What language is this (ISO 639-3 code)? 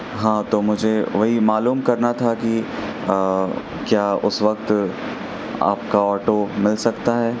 urd